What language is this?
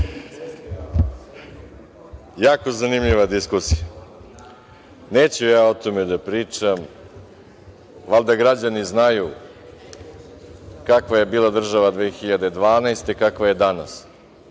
Serbian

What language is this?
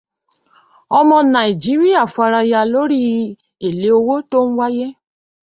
Yoruba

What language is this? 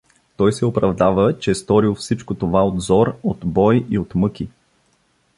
Bulgarian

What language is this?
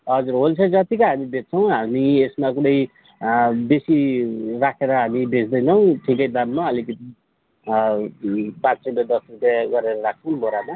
Nepali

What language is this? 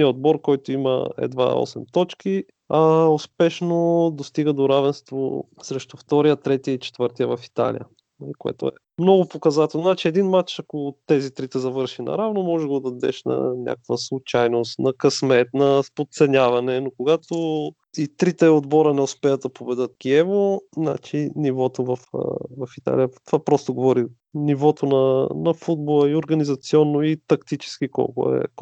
Bulgarian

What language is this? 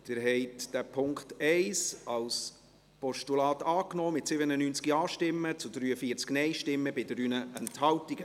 Swiss German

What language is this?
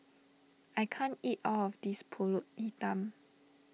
English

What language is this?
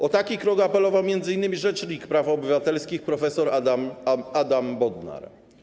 Polish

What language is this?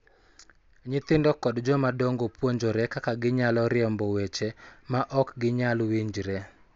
Luo (Kenya and Tanzania)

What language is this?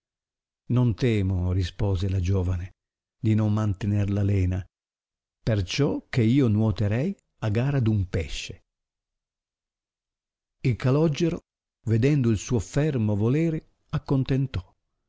Italian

